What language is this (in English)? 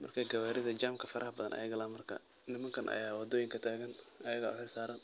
Somali